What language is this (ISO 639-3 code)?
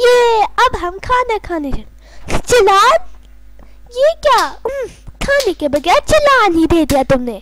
hin